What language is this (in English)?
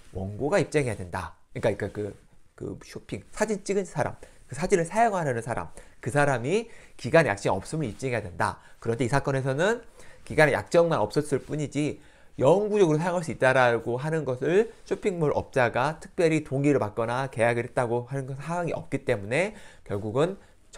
Korean